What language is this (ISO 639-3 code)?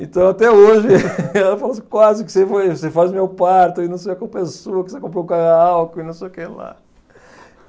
por